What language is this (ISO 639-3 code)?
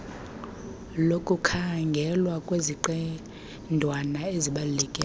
xho